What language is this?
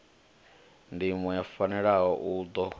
Venda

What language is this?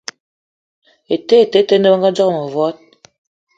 Eton (Cameroon)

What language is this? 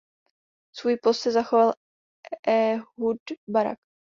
Czech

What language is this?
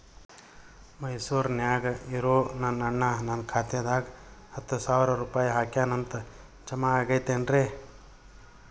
Kannada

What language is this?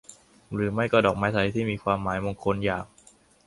Thai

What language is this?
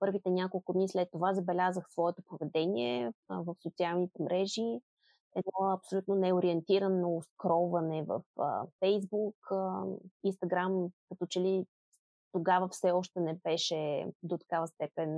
Bulgarian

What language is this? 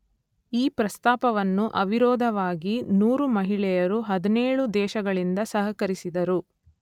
Kannada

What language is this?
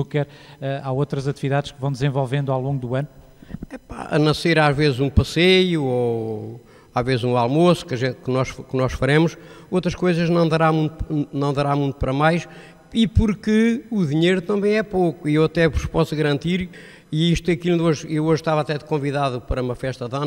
Portuguese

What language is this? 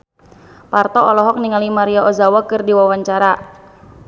Sundanese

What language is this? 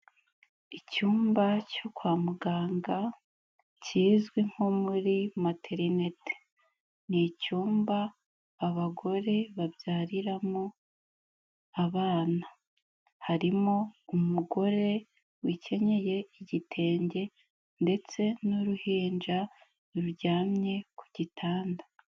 Kinyarwanda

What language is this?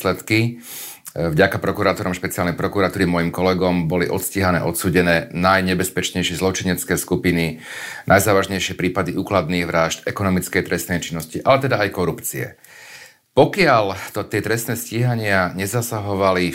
Slovak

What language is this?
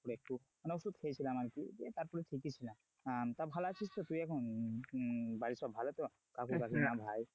Bangla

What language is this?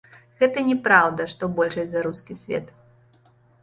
Belarusian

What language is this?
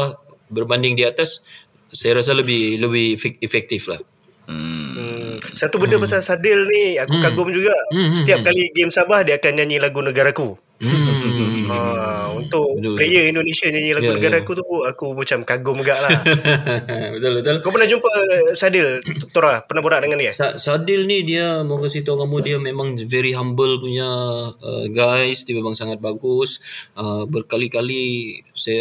Malay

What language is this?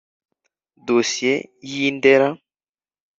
Kinyarwanda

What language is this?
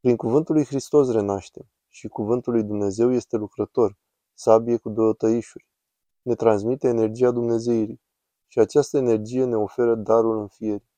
Romanian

